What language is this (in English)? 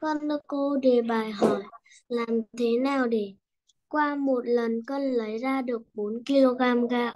Vietnamese